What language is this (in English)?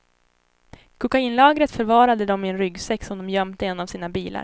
Swedish